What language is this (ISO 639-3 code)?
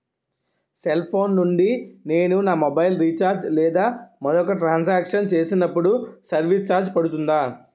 tel